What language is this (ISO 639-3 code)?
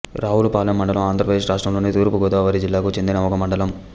tel